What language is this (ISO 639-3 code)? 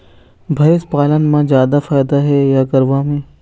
hne